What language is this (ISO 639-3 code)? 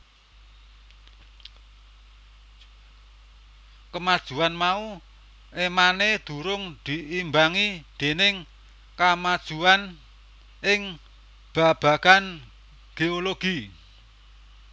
jav